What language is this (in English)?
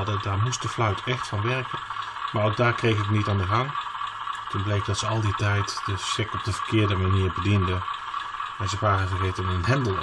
Dutch